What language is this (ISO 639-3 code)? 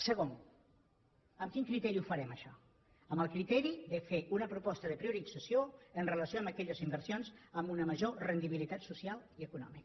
cat